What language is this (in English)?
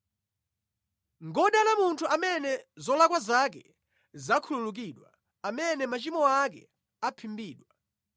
Nyanja